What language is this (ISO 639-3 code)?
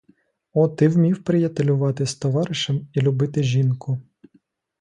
ukr